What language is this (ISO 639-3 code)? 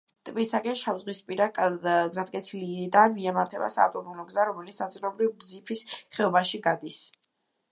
kat